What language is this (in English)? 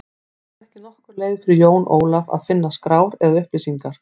Icelandic